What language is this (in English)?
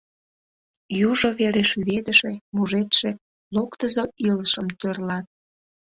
Mari